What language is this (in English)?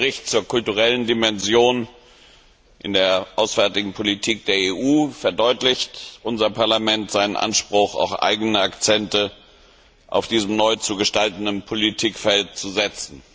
German